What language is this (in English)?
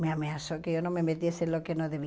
Portuguese